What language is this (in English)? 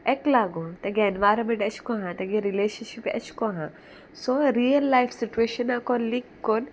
Konkani